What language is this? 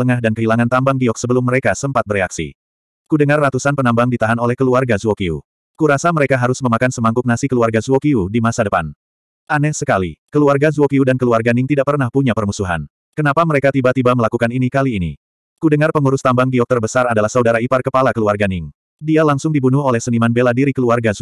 Indonesian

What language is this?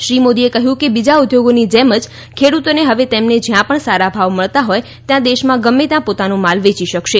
Gujarati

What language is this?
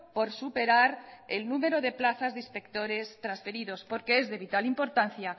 Spanish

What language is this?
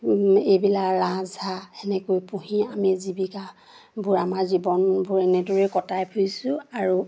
Assamese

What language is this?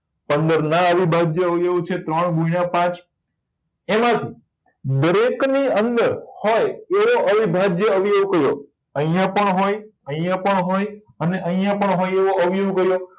Gujarati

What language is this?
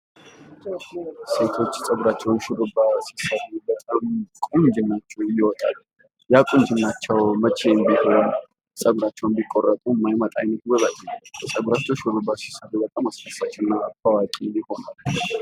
Amharic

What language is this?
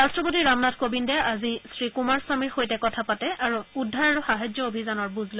Assamese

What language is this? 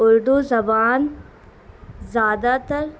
Urdu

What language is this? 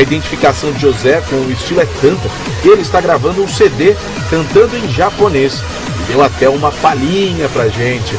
Portuguese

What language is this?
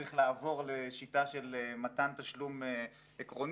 Hebrew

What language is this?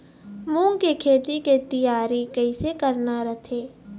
Chhattisgarhi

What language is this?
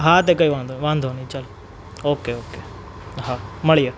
Gujarati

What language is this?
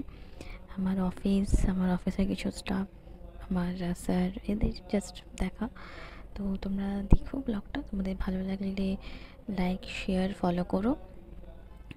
Bangla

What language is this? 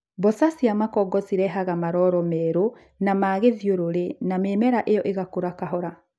Kikuyu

